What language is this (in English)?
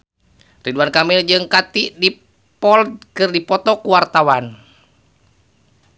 Sundanese